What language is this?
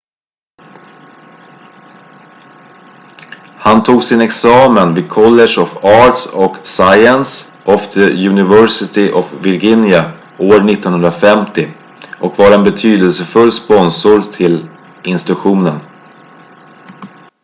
Swedish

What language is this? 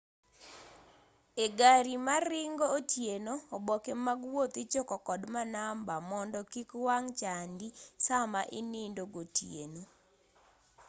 Luo (Kenya and Tanzania)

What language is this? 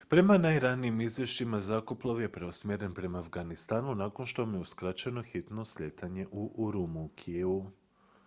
Croatian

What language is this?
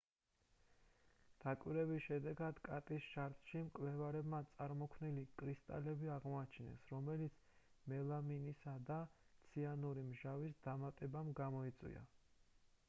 Georgian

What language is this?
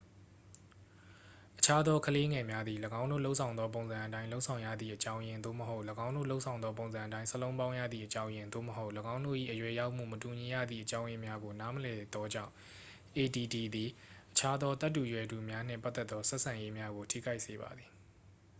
Burmese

